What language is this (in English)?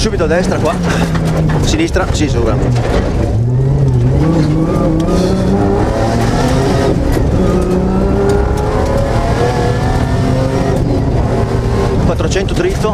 Italian